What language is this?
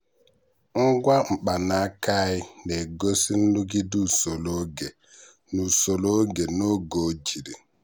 Igbo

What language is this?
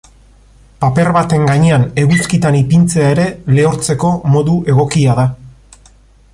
Basque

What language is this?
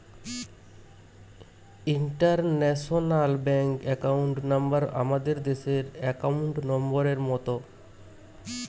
Bangla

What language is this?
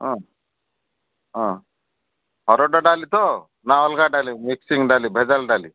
Odia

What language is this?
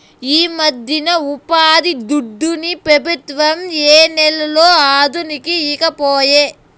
Telugu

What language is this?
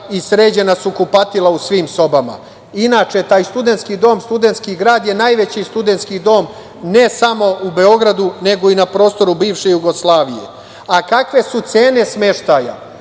Serbian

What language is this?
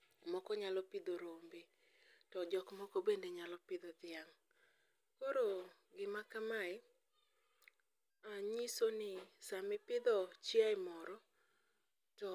Luo (Kenya and Tanzania)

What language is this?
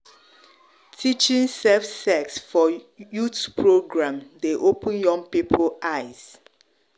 Nigerian Pidgin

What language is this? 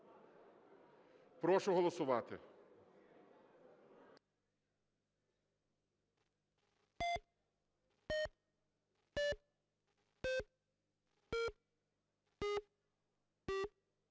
Ukrainian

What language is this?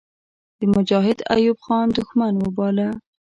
Pashto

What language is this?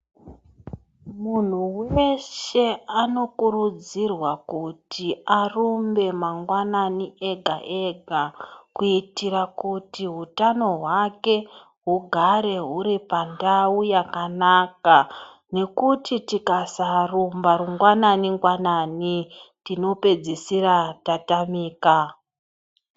Ndau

